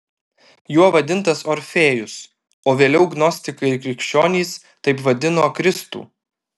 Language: Lithuanian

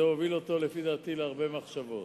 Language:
Hebrew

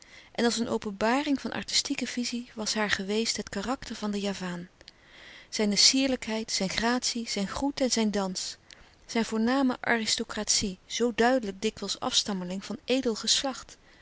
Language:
Dutch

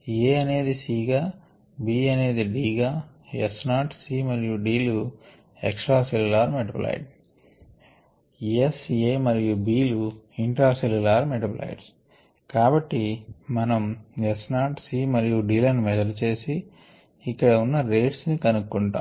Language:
Telugu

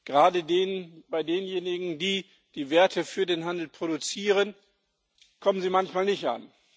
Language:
German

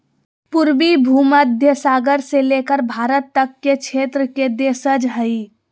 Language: Magahi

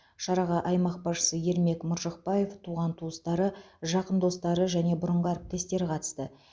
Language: Kazakh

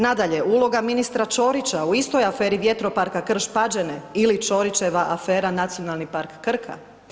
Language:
Croatian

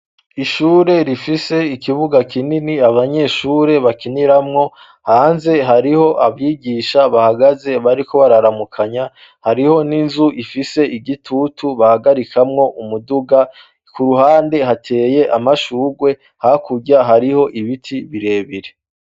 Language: Rundi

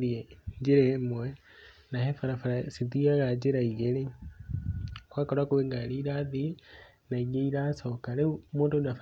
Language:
Kikuyu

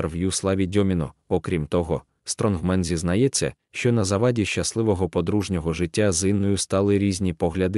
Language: Ukrainian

